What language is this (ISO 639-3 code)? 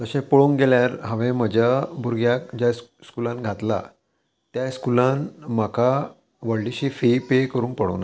kok